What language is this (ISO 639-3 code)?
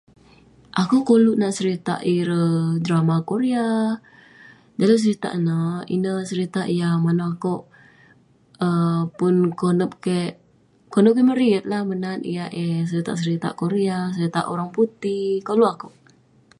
pne